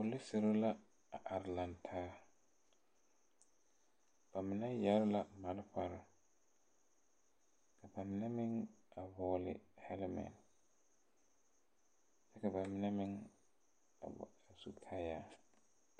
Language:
Southern Dagaare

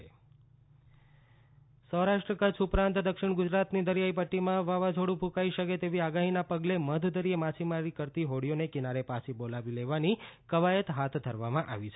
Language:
Gujarati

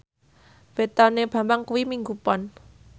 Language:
Javanese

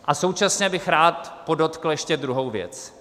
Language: Czech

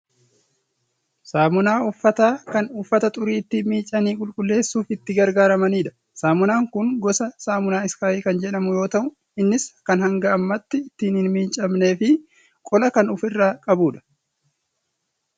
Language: Oromo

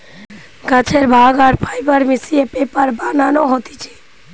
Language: Bangla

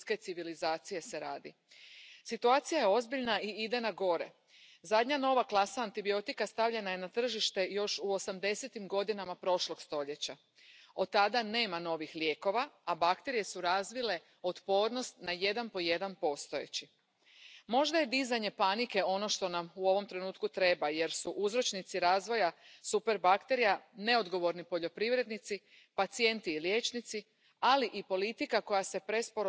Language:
Spanish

